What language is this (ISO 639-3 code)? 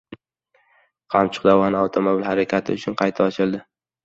uzb